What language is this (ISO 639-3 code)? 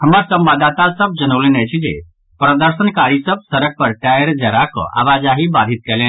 mai